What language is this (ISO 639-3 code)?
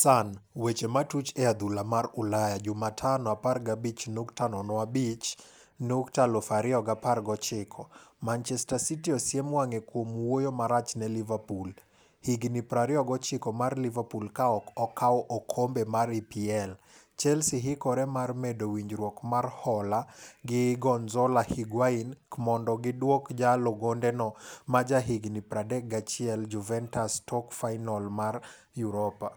luo